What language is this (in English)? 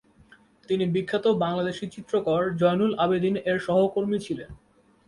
Bangla